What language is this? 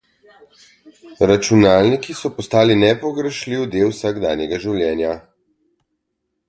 Slovenian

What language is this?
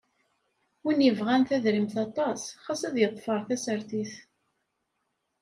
Kabyle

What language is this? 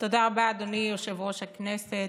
Hebrew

